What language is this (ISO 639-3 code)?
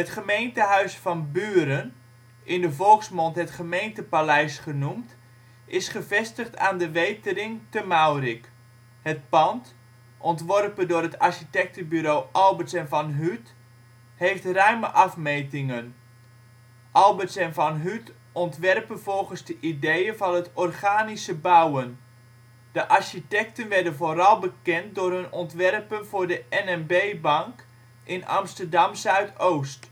nld